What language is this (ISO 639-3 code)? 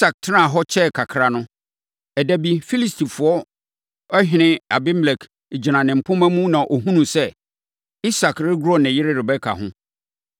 aka